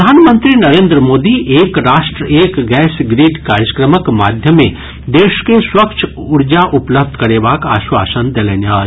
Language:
Maithili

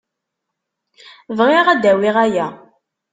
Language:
Kabyle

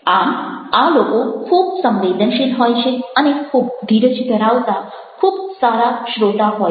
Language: Gujarati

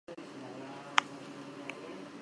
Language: Basque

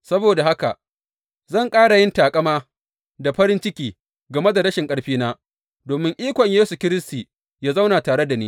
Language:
Hausa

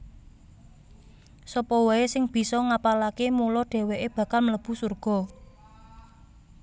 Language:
Javanese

